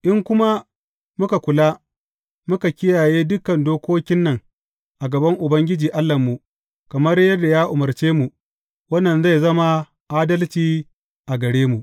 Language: Hausa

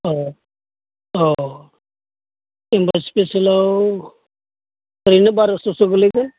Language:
Bodo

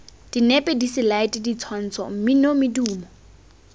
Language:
Tswana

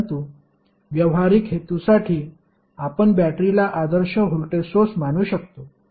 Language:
Marathi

